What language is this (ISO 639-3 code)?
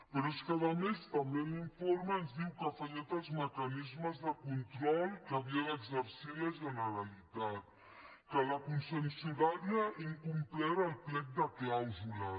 cat